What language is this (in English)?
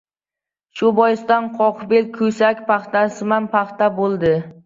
Uzbek